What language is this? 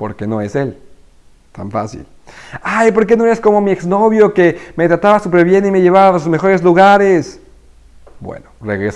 Spanish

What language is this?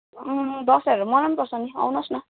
Nepali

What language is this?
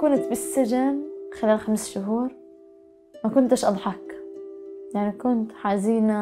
Arabic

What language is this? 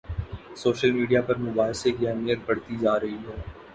Urdu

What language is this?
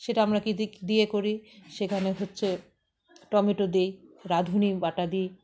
Bangla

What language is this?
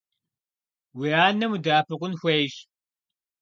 Kabardian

